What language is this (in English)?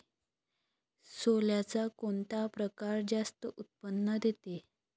Marathi